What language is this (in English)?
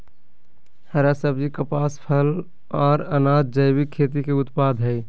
Magahi